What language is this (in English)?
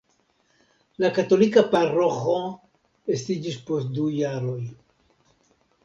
Esperanto